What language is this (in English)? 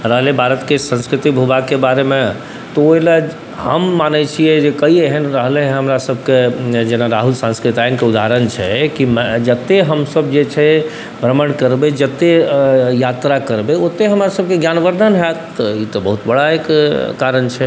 Maithili